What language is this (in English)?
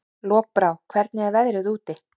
Icelandic